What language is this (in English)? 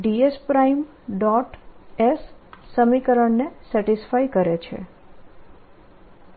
Gujarati